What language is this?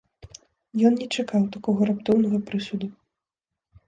Belarusian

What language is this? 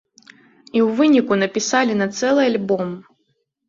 Belarusian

